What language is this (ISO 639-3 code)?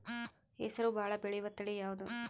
kan